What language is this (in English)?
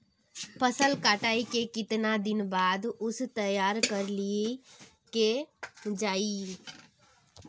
Magahi